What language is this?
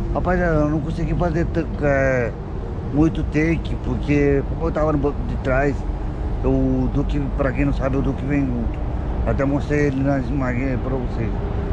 Portuguese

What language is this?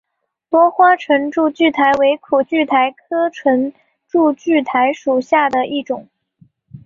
Chinese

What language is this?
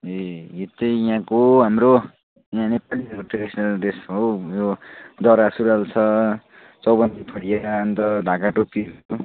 Nepali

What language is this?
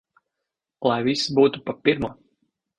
Latvian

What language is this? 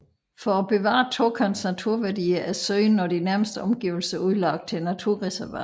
Danish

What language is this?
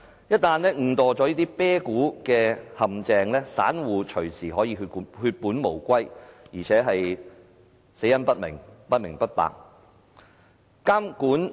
Cantonese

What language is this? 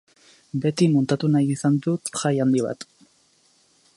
Basque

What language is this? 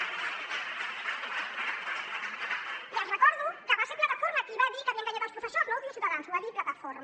Catalan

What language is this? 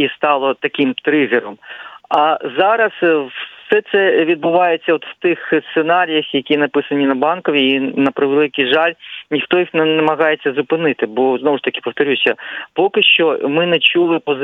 Ukrainian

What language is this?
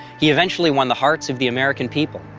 English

